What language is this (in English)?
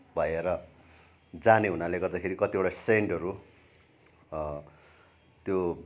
Nepali